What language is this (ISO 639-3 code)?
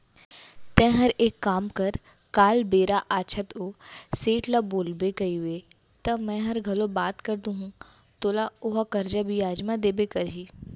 hne